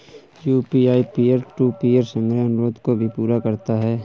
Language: Hindi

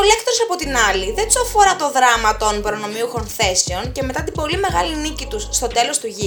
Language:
Greek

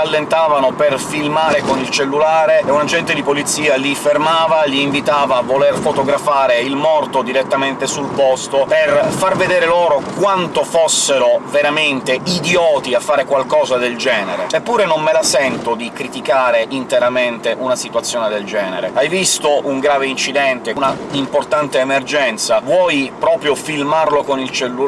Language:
Italian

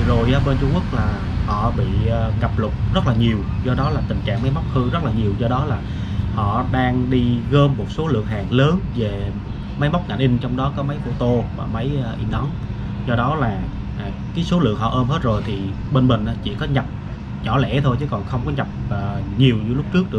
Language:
Vietnamese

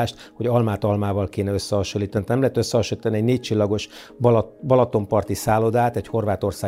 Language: Hungarian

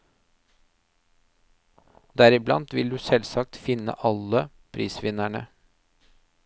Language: Norwegian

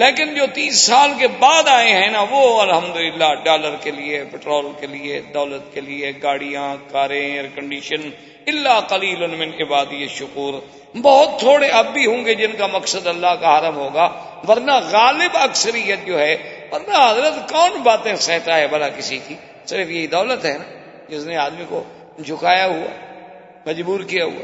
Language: Urdu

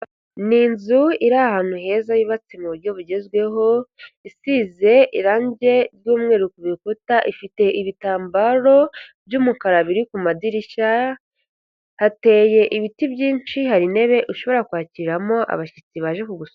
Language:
Kinyarwanda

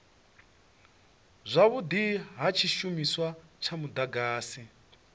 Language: Venda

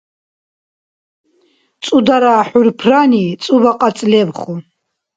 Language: Dargwa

